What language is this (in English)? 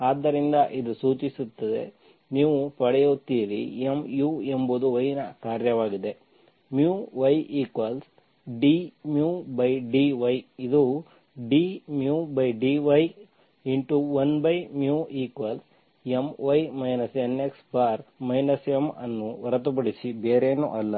Kannada